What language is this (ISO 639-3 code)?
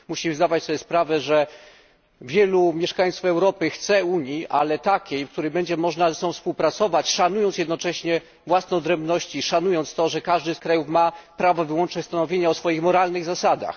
pol